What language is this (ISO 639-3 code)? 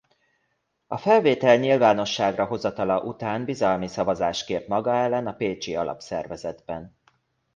hun